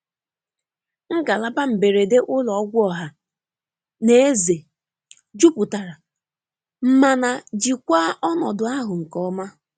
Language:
Igbo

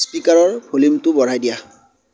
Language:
Assamese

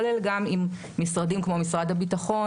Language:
Hebrew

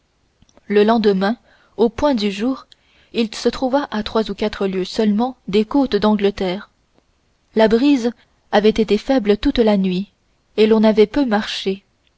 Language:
French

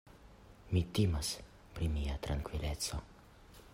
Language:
Esperanto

